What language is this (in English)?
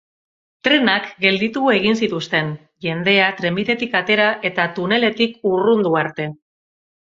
Basque